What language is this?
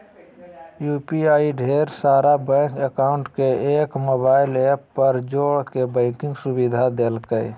Magahi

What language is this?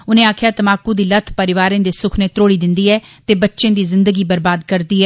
Dogri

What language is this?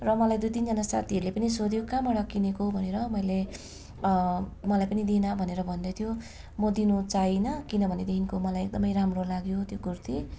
Nepali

